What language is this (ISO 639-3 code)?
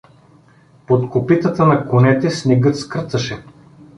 bul